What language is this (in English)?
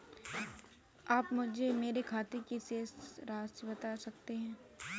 Hindi